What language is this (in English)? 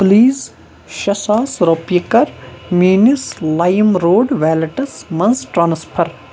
Kashmiri